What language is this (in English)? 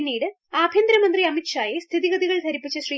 Malayalam